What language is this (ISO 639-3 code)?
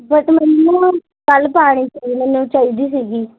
pan